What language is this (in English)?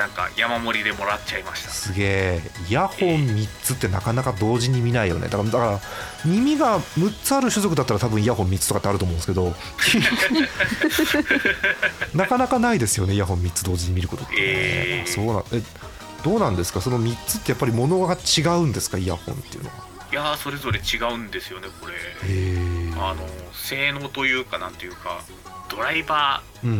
Japanese